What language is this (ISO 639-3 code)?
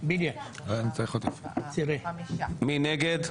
heb